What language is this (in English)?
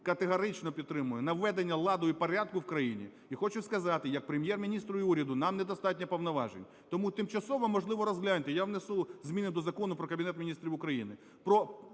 Ukrainian